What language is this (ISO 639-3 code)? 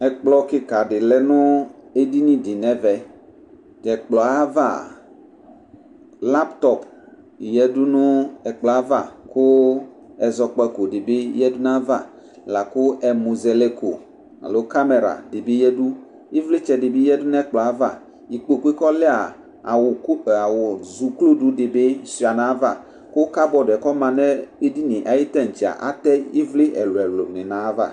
kpo